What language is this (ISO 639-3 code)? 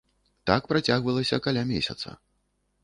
bel